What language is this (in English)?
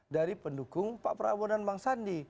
Indonesian